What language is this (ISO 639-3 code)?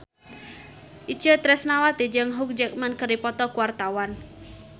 sun